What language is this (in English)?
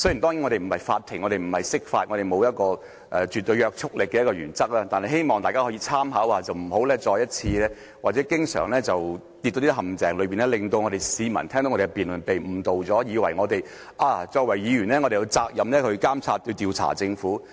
Cantonese